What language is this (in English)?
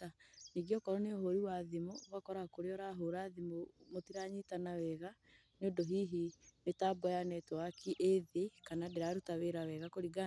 Kikuyu